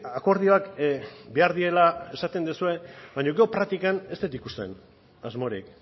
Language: Basque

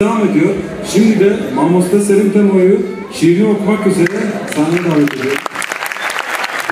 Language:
Turkish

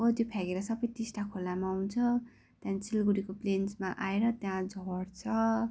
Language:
Nepali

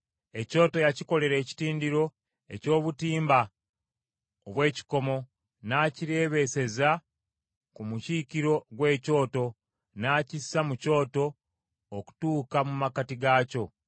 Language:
Ganda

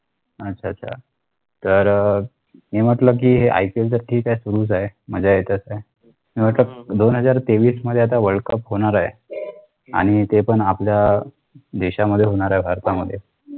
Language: Marathi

